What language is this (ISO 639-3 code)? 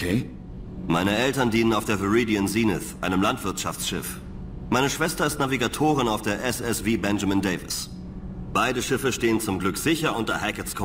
deu